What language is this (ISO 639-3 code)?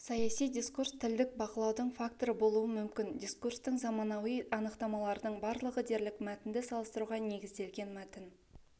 kaz